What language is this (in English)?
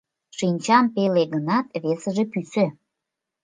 Mari